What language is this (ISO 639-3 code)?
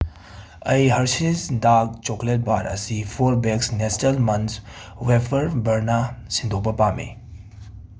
mni